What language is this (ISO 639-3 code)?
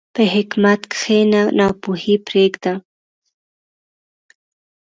pus